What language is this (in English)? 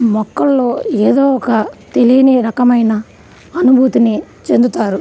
Telugu